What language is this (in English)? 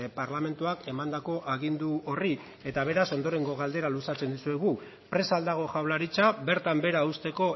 Basque